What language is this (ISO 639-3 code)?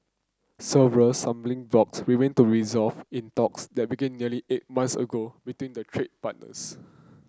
eng